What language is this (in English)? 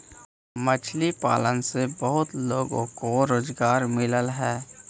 Magahi